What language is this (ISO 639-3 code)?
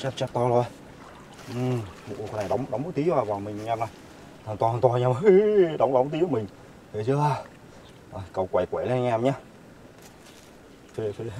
vie